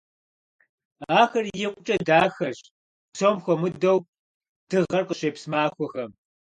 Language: Kabardian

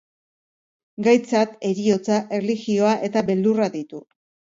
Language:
Basque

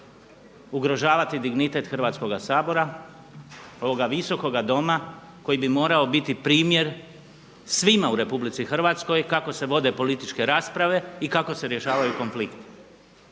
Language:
Croatian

